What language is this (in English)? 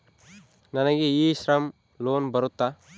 Kannada